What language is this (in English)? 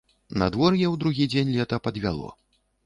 Belarusian